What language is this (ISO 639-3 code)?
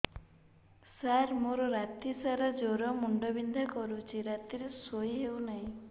ori